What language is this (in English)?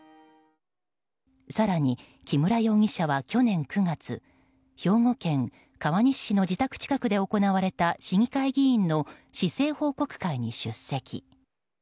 Japanese